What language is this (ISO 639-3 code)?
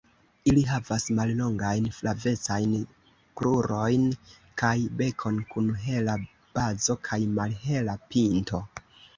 epo